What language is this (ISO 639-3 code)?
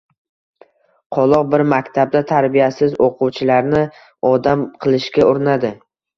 uzb